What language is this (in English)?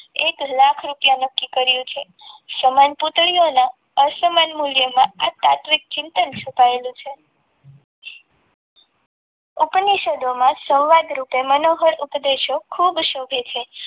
Gujarati